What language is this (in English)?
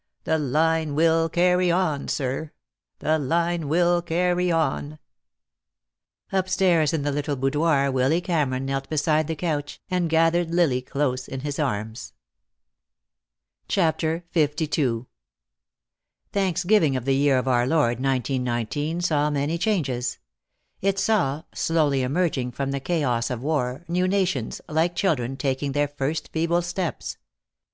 English